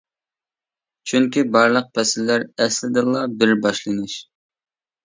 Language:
Uyghur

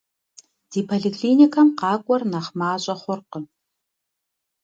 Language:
Kabardian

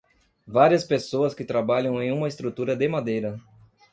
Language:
Portuguese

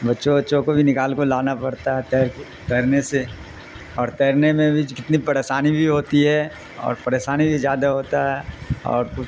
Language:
Urdu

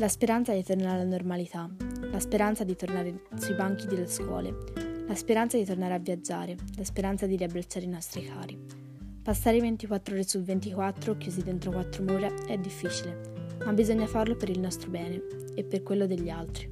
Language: Italian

